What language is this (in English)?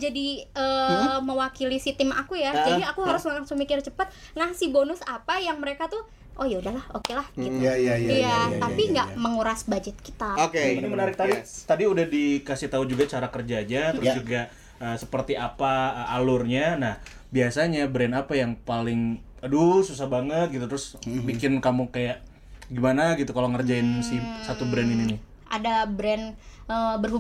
Indonesian